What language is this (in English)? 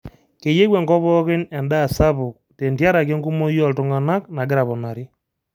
Masai